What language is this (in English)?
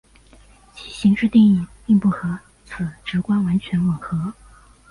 Chinese